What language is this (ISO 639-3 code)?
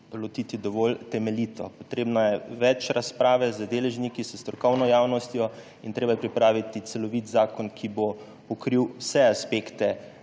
slv